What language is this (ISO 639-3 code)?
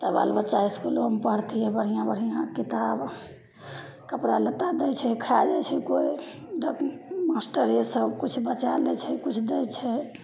mai